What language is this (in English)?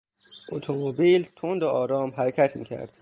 Persian